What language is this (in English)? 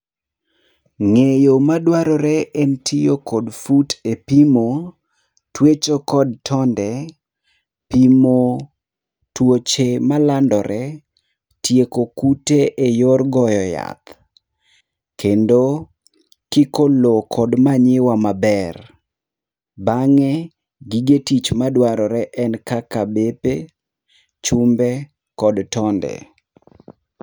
Luo (Kenya and Tanzania)